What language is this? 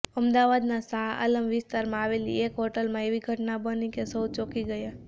Gujarati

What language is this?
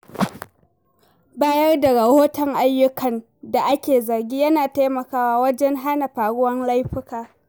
Hausa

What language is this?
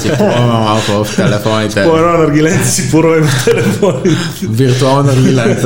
Bulgarian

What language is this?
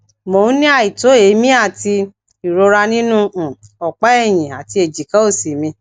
Yoruba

